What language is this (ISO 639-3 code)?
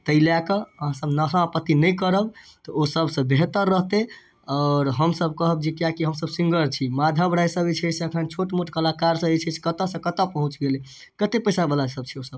mai